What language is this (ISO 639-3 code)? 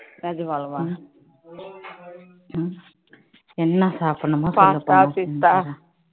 tam